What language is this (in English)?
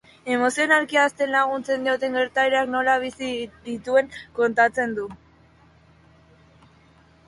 Basque